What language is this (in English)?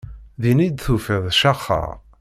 Kabyle